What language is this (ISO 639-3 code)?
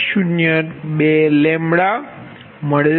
guj